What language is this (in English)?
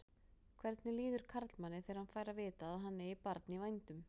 Icelandic